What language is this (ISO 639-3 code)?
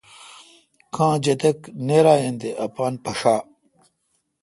xka